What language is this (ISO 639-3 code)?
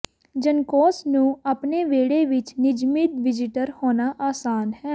pan